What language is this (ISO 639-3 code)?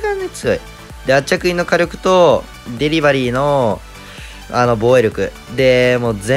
jpn